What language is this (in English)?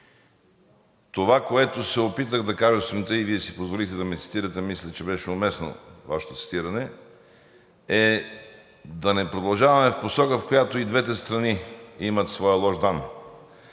Bulgarian